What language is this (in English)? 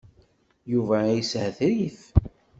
Kabyle